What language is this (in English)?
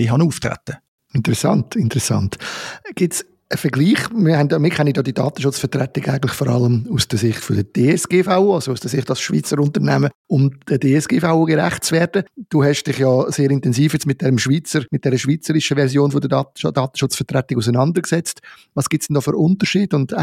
German